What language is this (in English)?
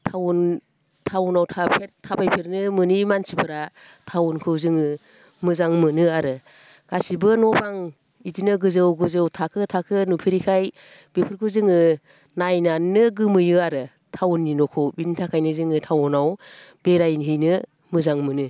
Bodo